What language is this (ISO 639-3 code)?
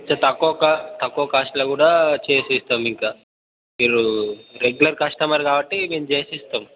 tel